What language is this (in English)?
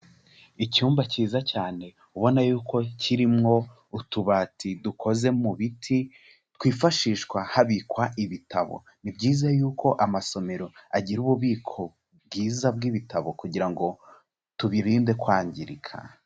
Kinyarwanda